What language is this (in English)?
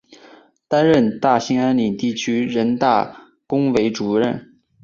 Chinese